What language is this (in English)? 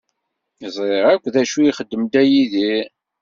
Kabyle